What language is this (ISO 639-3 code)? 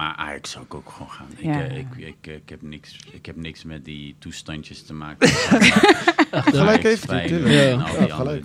nld